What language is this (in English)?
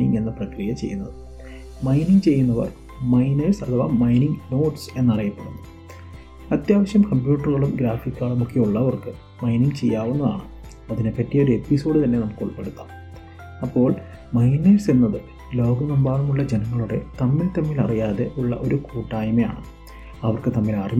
Malayalam